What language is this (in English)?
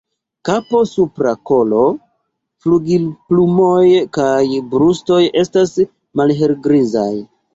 Esperanto